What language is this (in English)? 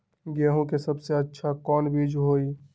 Magahi